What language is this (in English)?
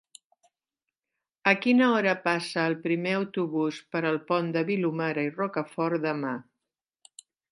Catalan